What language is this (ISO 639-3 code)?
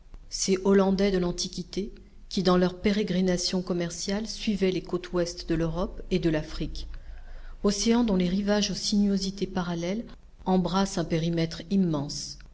fra